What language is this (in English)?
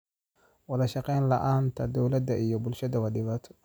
Somali